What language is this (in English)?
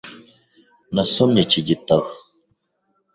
Kinyarwanda